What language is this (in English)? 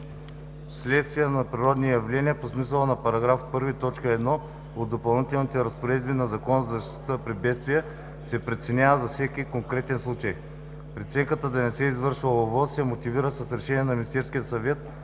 Bulgarian